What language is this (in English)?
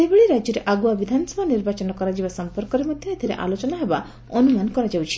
Odia